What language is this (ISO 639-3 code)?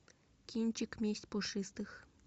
rus